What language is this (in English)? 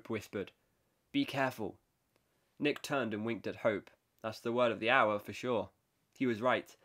English